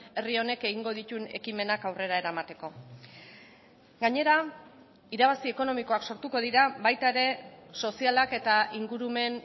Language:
Basque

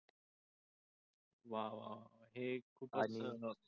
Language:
Marathi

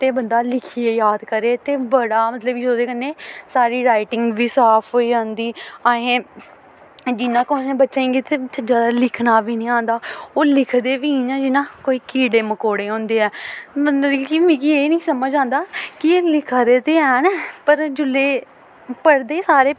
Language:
Dogri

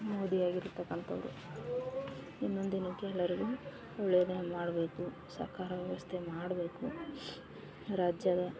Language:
Kannada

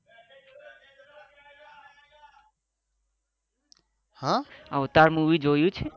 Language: Gujarati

